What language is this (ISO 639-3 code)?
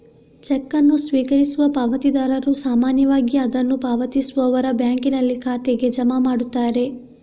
kan